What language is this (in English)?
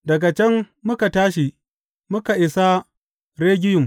Hausa